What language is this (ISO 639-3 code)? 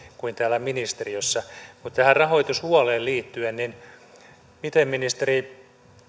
fin